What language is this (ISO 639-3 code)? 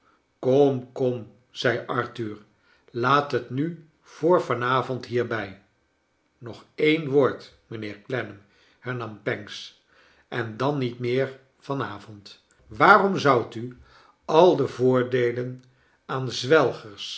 nld